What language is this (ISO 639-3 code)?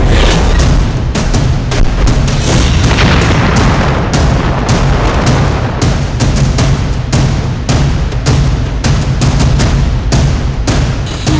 ind